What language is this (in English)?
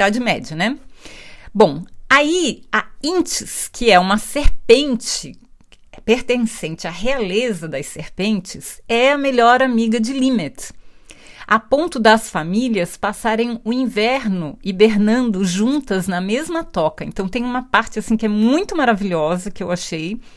Portuguese